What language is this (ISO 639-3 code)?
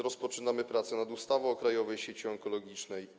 pol